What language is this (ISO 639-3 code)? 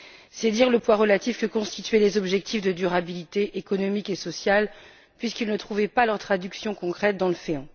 fra